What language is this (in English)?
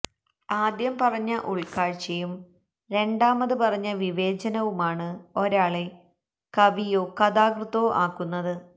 Malayalam